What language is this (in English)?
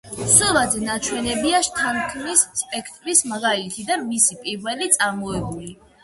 Georgian